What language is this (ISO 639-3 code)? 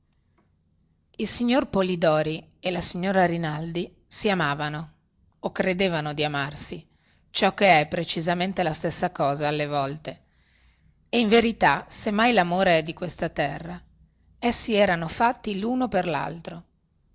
ita